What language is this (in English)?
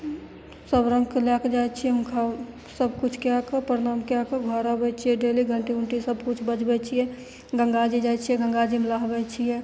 Maithili